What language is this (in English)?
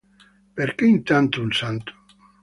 Italian